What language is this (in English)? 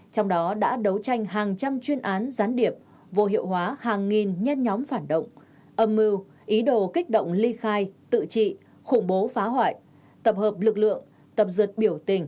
Vietnamese